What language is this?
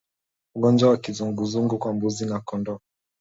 Swahili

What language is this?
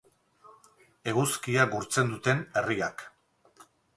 Basque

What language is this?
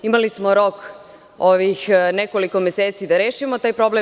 Serbian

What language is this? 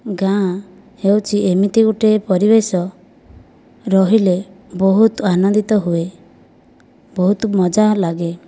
Odia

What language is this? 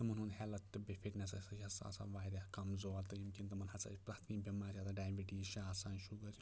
Kashmiri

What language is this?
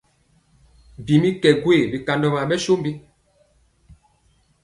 Mpiemo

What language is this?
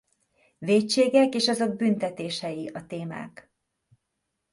Hungarian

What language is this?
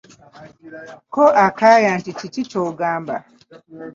Ganda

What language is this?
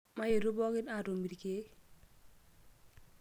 Masai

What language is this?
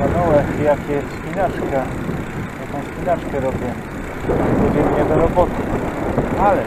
Polish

